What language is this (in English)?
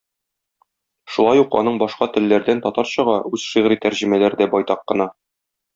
Tatar